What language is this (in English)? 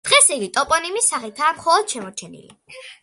Georgian